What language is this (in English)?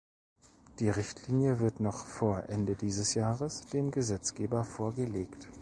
German